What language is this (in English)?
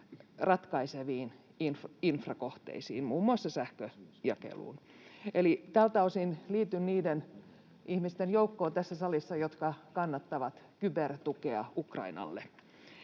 Finnish